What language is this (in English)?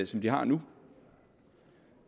Danish